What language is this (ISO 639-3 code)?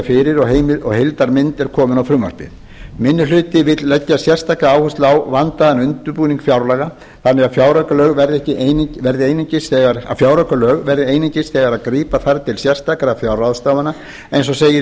isl